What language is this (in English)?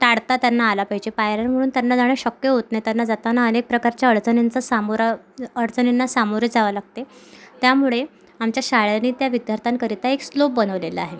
Marathi